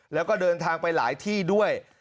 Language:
Thai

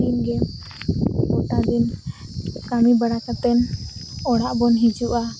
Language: Santali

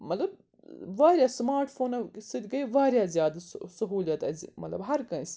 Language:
Kashmiri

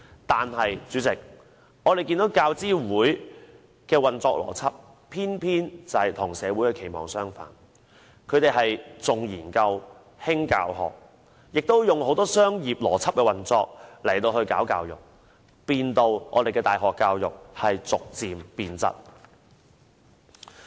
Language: Cantonese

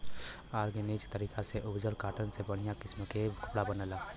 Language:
Bhojpuri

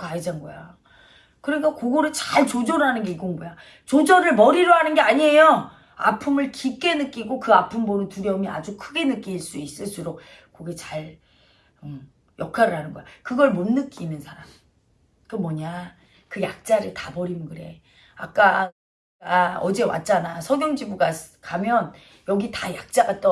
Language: Korean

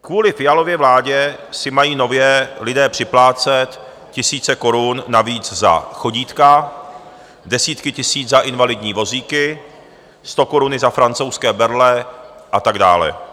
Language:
Czech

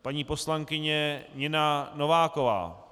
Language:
Czech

